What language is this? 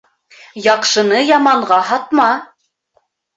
Bashkir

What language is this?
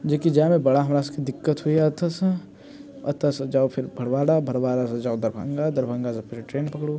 Maithili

